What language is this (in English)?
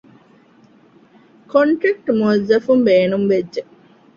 Divehi